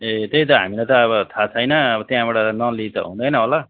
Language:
Nepali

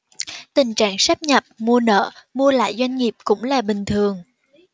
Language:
Vietnamese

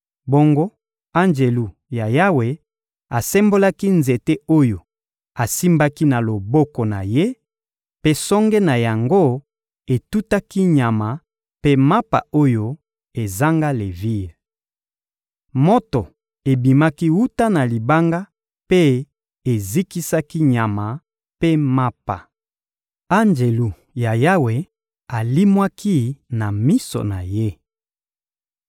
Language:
Lingala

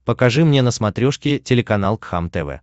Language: Russian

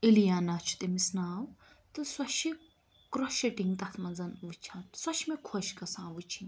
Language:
Kashmiri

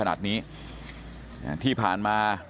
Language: Thai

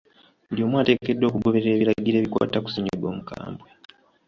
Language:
Ganda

